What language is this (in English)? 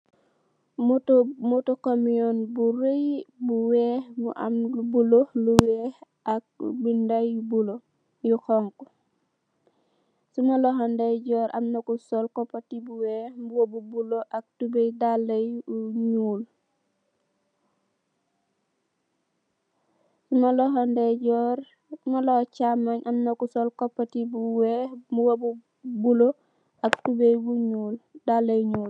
Wolof